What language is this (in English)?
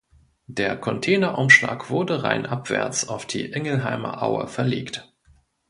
German